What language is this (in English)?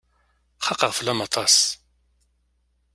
Kabyle